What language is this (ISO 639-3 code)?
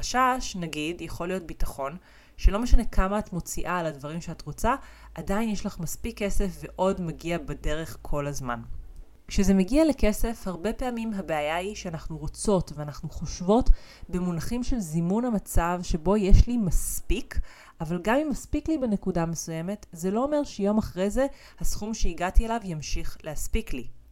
heb